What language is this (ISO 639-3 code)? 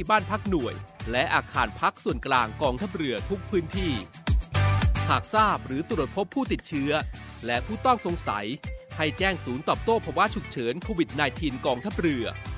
tha